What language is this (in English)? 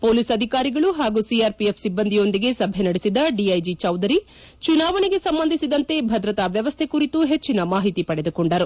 Kannada